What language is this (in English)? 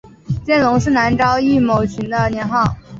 Chinese